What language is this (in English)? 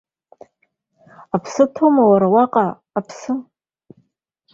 Abkhazian